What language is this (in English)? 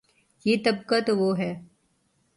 Urdu